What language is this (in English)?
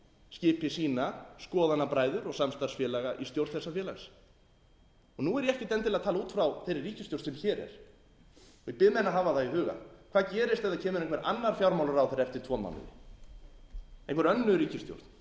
Icelandic